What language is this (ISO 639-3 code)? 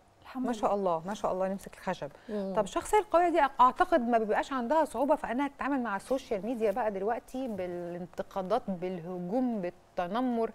ara